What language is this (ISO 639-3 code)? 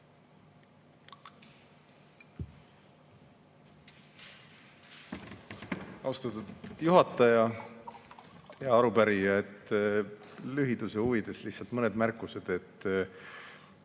est